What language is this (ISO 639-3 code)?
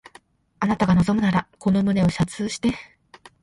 jpn